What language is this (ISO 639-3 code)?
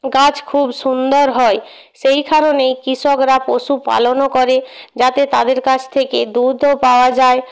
ben